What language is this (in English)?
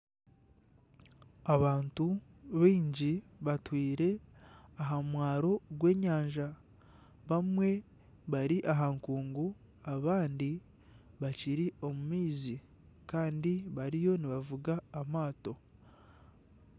Nyankole